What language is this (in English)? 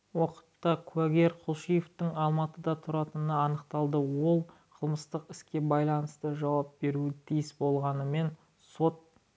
Kazakh